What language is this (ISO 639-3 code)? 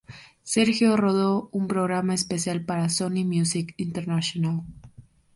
spa